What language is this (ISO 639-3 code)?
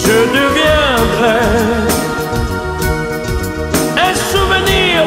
vie